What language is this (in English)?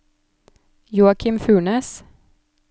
Norwegian